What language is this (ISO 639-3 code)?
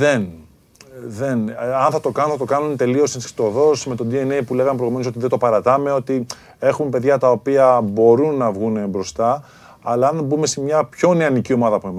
ell